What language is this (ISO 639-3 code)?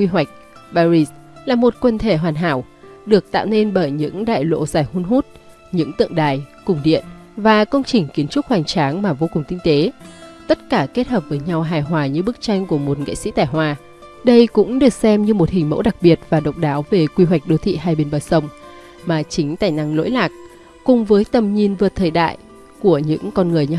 vie